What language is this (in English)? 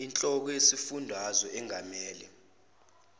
Zulu